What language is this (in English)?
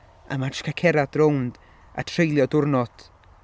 Welsh